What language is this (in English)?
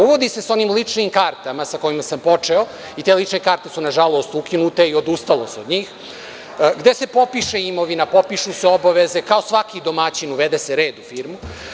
Serbian